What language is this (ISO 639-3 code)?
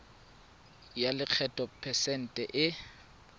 tsn